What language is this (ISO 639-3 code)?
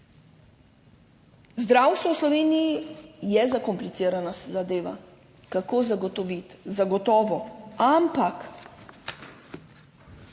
slv